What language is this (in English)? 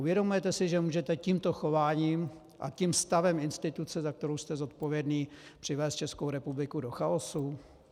Czech